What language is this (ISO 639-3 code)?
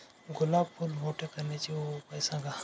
mar